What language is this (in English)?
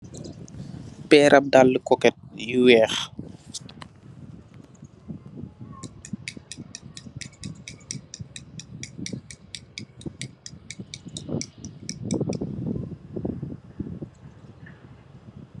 Wolof